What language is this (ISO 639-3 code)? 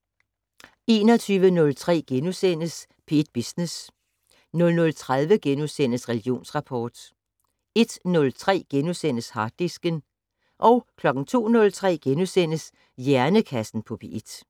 dan